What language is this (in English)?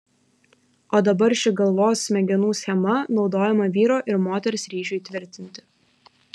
Lithuanian